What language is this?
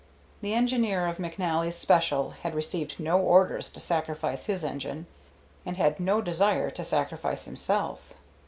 English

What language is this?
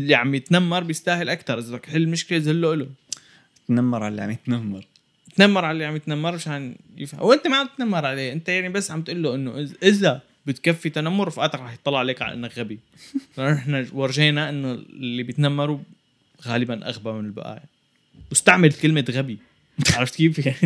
Arabic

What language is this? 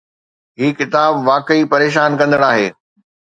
Sindhi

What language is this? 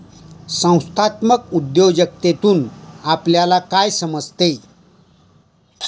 Marathi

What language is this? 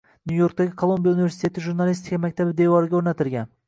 Uzbek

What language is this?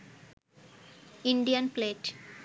Bangla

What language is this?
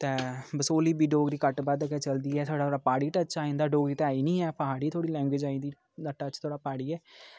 Dogri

